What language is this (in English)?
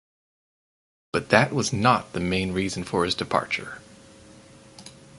English